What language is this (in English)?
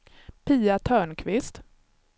Swedish